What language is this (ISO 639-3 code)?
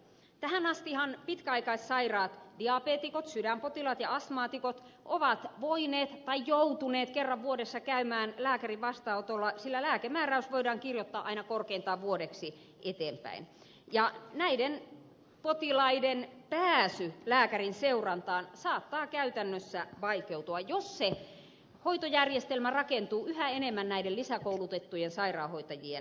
fin